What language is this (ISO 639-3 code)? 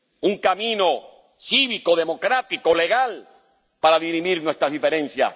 spa